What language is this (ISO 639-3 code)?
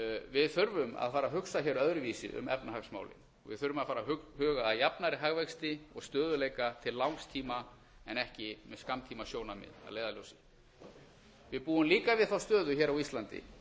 isl